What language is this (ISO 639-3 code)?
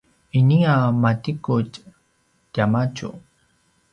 pwn